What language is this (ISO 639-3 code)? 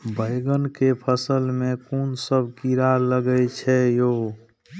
mai